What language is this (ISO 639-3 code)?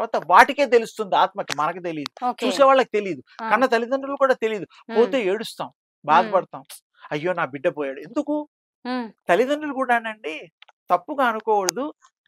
tel